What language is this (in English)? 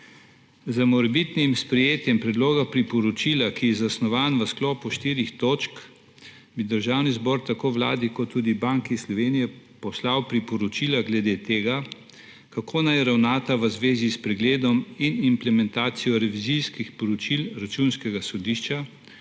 Slovenian